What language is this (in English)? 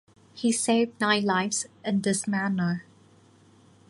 English